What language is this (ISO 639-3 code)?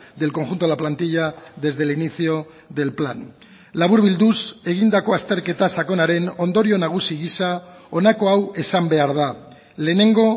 eus